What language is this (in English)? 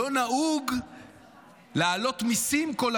Hebrew